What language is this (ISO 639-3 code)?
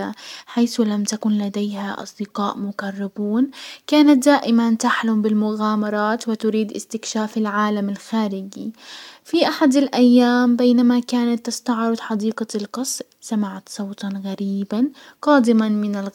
acw